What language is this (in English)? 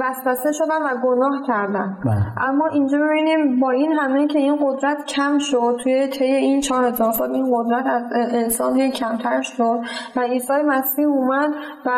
Persian